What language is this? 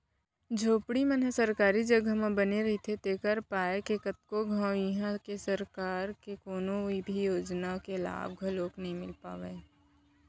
Chhattisgarhi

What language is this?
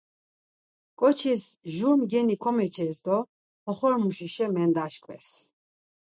Laz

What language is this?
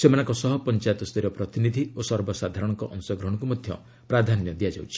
Odia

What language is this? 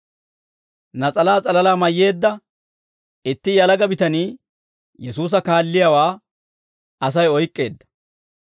Dawro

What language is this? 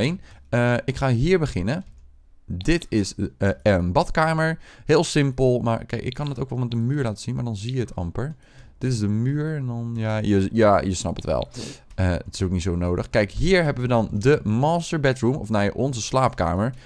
Dutch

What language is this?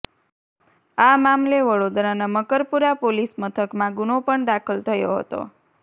Gujarati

